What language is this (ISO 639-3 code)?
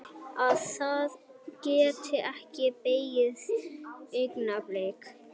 isl